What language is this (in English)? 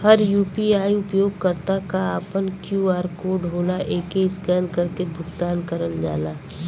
Bhojpuri